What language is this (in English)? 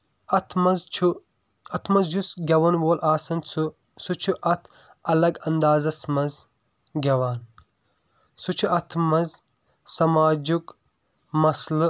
Kashmiri